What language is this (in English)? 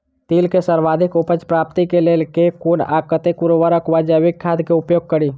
Maithili